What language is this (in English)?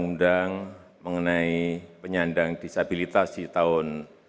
Indonesian